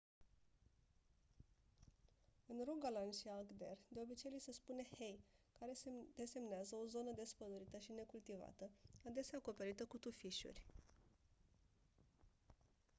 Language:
Romanian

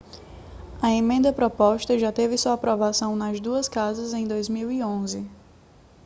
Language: Portuguese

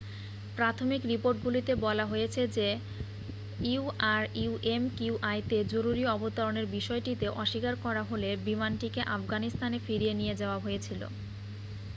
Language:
Bangla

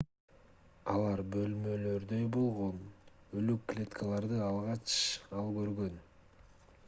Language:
Kyrgyz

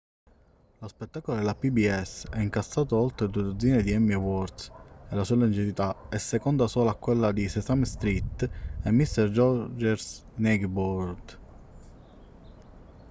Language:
Italian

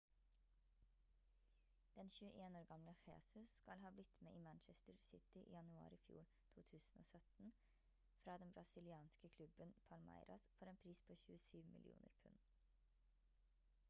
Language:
Norwegian Bokmål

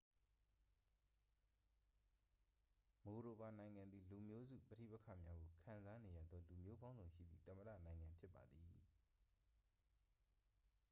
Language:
Burmese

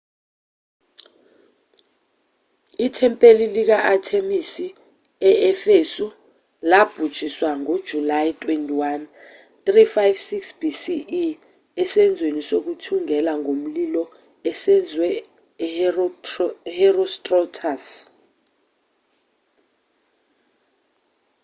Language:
Zulu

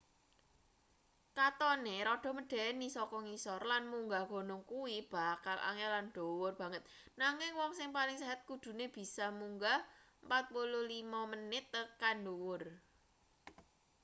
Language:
Javanese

